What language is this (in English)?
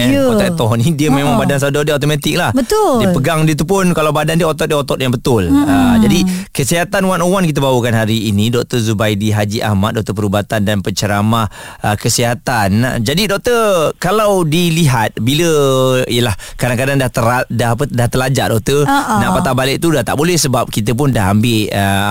Malay